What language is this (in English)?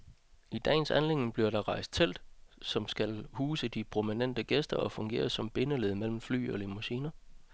Danish